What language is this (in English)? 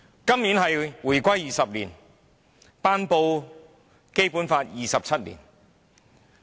Cantonese